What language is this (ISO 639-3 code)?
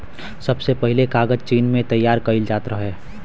bho